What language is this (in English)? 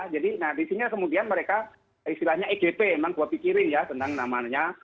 Indonesian